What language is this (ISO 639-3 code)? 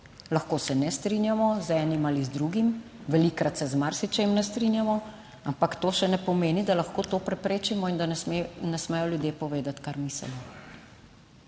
slv